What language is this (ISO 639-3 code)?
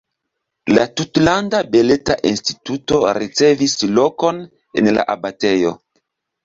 epo